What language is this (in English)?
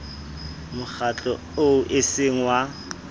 Southern Sotho